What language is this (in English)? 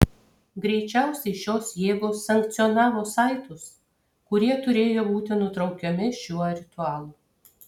Lithuanian